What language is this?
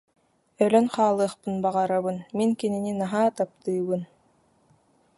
Yakut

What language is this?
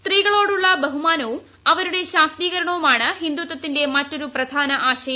Malayalam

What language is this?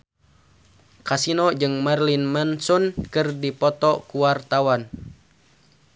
Sundanese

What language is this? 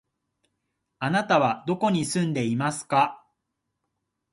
Japanese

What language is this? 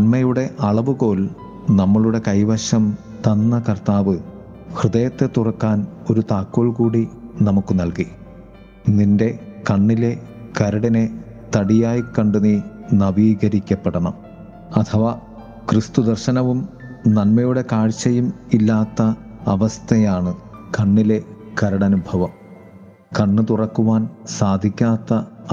Malayalam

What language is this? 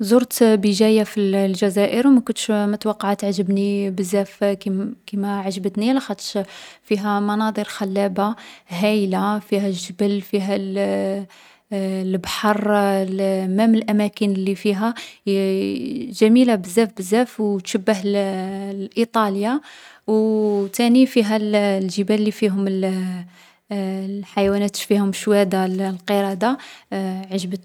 Algerian Arabic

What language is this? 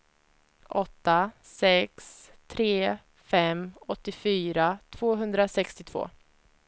Swedish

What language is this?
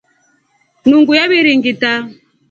Rombo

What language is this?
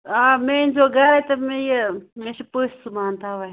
Kashmiri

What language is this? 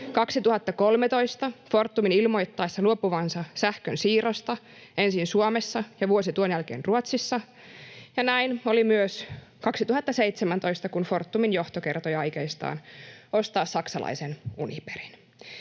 Finnish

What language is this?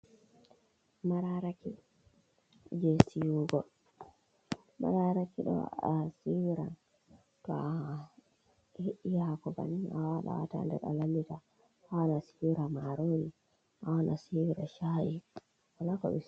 Fula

